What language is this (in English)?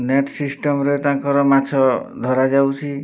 Odia